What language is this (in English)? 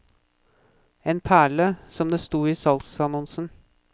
Norwegian